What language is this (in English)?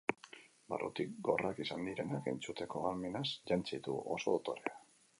Basque